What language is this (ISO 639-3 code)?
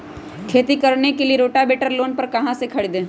mag